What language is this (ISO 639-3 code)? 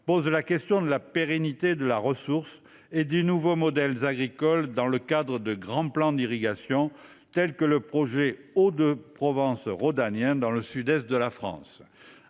fra